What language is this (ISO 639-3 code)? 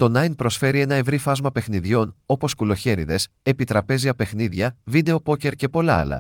ell